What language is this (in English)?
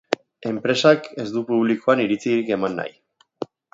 Basque